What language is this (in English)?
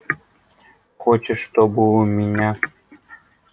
Russian